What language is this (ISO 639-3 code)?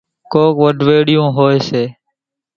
gjk